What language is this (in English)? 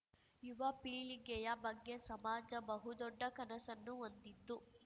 Kannada